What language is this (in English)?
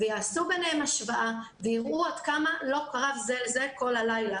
Hebrew